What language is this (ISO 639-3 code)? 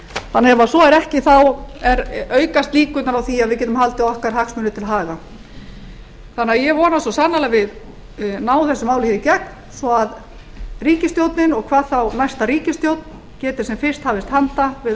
isl